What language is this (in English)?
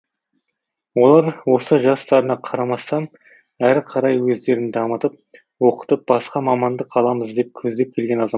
Kazakh